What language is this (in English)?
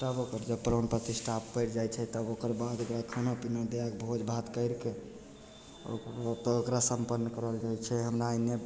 Maithili